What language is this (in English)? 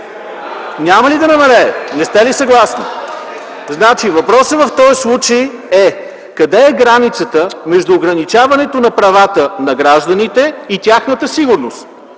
Bulgarian